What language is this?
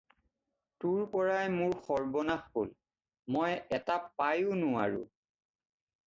Assamese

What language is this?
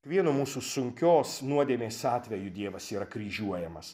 Lithuanian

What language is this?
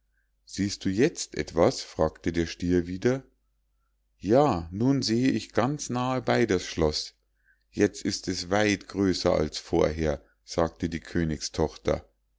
German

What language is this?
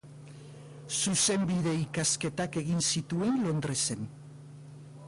Basque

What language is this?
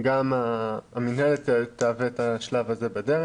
Hebrew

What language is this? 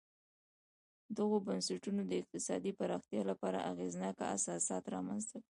Pashto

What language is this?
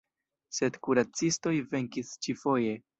Esperanto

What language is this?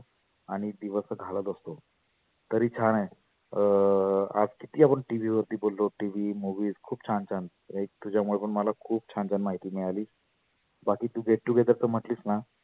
Marathi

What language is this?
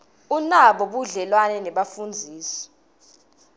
Swati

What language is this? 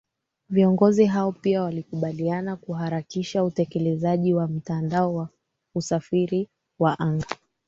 Swahili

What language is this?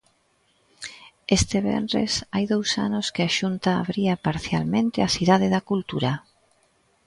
Galician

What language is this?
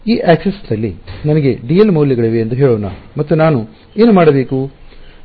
Kannada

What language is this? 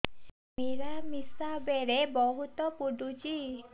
Odia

